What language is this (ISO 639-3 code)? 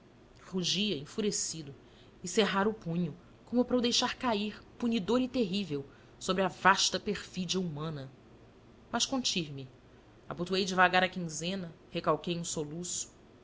por